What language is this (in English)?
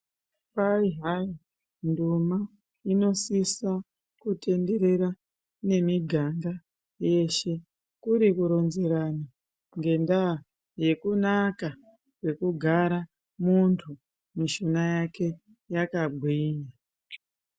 Ndau